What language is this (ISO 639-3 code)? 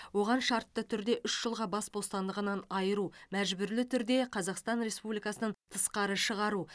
kaz